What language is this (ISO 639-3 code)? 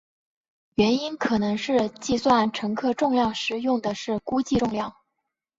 zho